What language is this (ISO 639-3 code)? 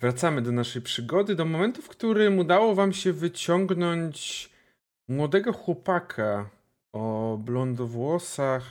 pol